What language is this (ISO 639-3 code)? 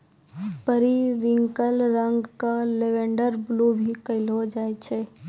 mai